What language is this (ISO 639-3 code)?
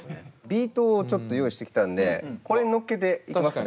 jpn